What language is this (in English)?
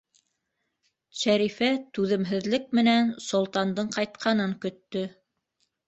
Bashkir